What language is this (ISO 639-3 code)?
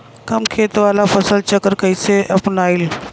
bho